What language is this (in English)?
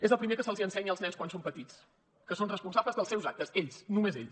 Catalan